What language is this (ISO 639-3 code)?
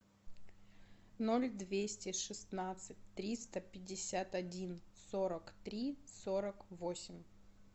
rus